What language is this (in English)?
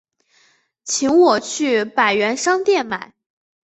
Chinese